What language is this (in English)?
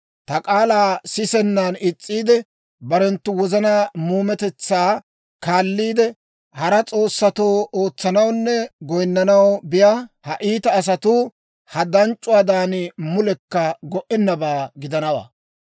Dawro